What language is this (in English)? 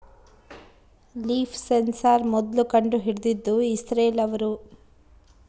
Kannada